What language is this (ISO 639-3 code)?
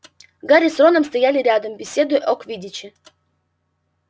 rus